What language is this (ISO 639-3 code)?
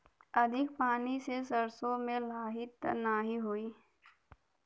bho